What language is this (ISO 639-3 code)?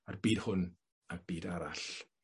cym